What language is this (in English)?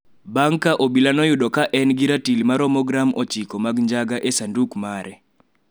Luo (Kenya and Tanzania)